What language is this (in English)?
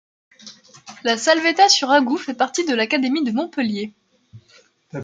French